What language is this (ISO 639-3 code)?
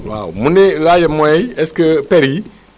wol